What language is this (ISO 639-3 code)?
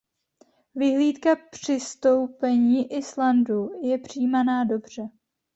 ces